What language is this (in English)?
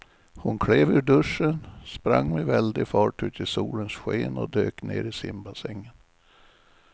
Swedish